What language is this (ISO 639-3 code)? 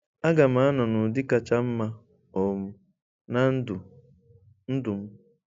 ibo